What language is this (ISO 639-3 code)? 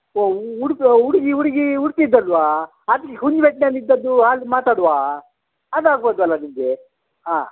kan